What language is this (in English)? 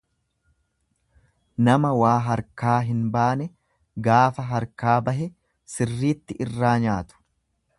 Oromo